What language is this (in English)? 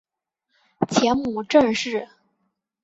Chinese